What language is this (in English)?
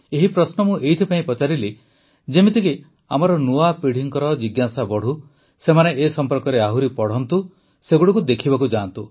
Odia